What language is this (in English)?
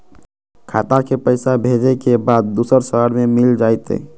Magahi